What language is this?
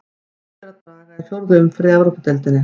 Icelandic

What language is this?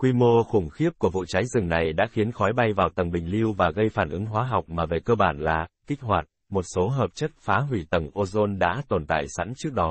Vietnamese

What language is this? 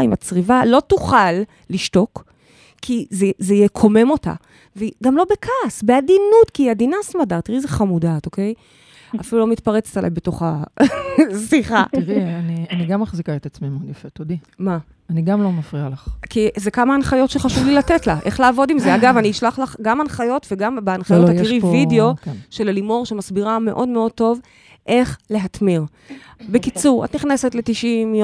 Hebrew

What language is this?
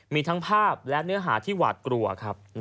Thai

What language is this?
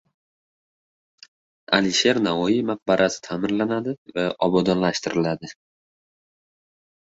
Uzbek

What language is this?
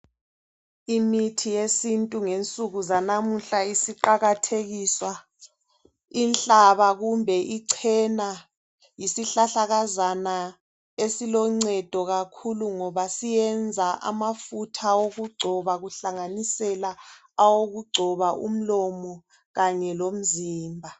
North Ndebele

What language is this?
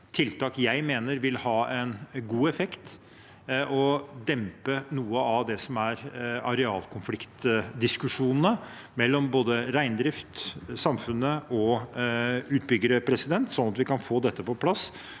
Norwegian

